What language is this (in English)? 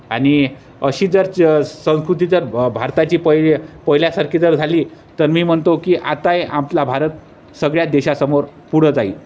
Marathi